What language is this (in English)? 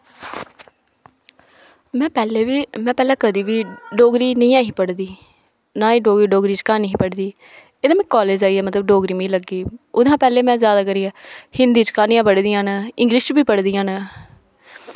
Dogri